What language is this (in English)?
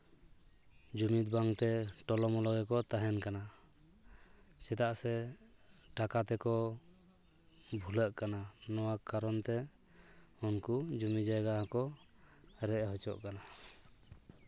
Santali